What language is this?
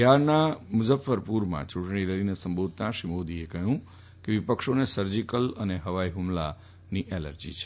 Gujarati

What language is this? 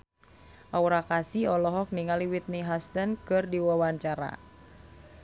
Sundanese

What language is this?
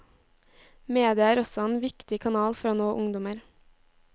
Norwegian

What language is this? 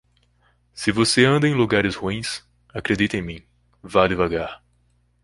Portuguese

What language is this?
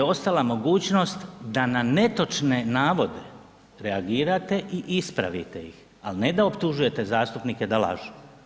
Croatian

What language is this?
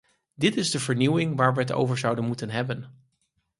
Dutch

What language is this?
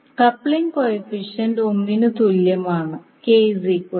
Malayalam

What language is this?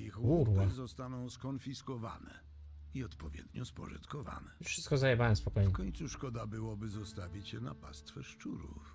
Polish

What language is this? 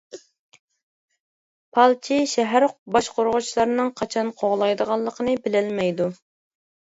Uyghur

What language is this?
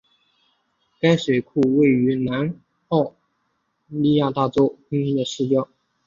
Chinese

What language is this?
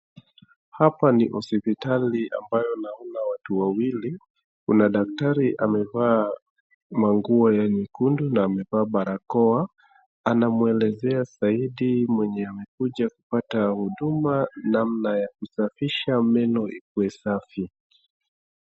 Swahili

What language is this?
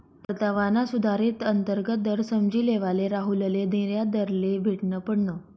Marathi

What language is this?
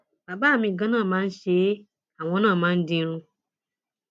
Yoruba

